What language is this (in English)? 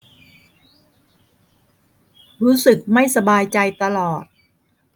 Thai